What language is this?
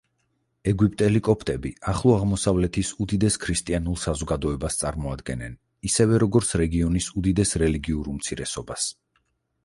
Georgian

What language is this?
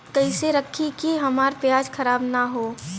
Bhojpuri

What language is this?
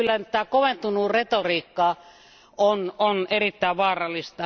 Finnish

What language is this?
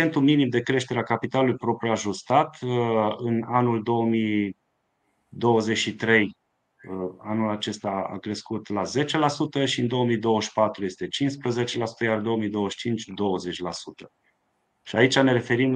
Romanian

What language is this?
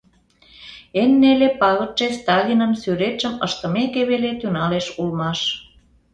Mari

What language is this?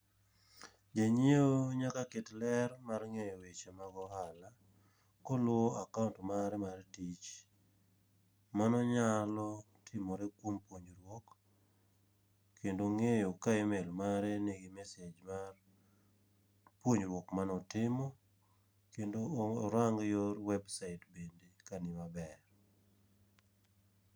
Luo (Kenya and Tanzania)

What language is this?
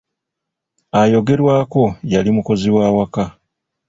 Ganda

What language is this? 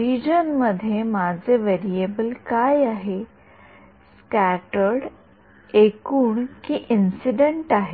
Marathi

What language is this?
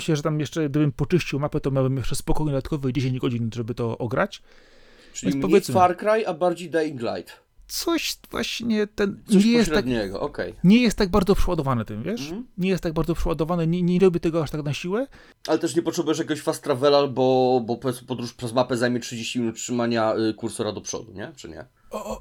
Polish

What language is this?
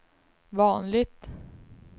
Swedish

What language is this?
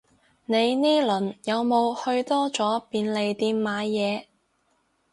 Cantonese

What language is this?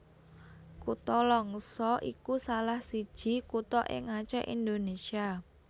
Javanese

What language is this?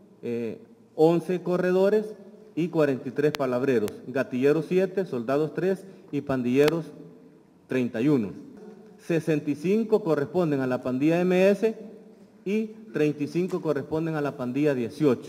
Spanish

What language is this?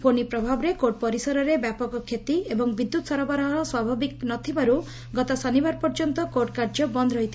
Odia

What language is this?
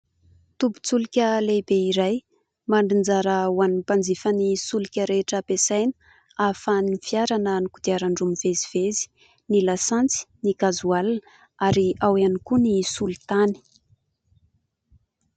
Malagasy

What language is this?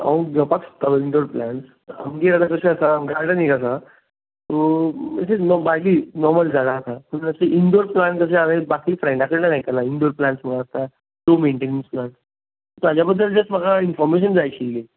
Konkani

